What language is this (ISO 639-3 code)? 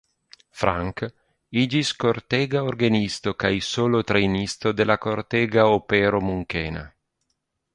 epo